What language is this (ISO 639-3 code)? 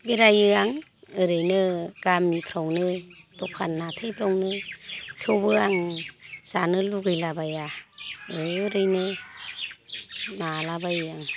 brx